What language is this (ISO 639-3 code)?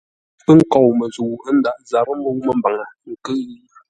nla